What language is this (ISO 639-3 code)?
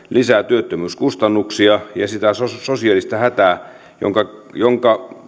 fin